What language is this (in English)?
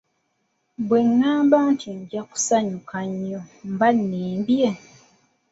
Ganda